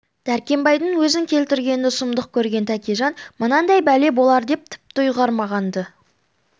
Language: Kazakh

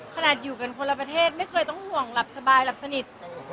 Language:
Thai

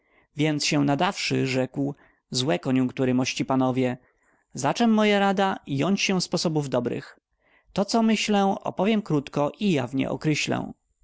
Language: Polish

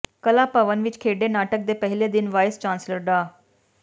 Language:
Punjabi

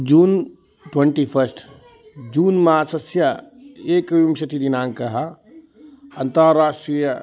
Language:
Sanskrit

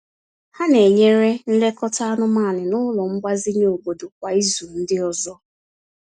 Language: Igbo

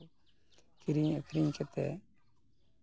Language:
Santali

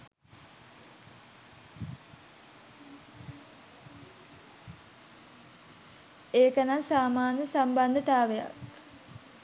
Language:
Sinhala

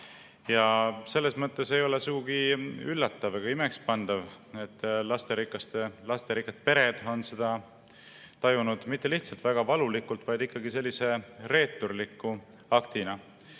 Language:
Estonian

